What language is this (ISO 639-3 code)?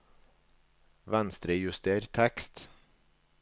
nor